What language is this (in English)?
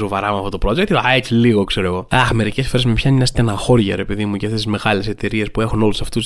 Greek